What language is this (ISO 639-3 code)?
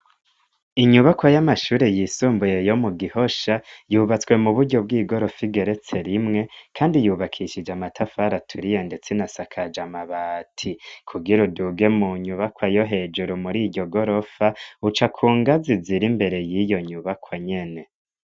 run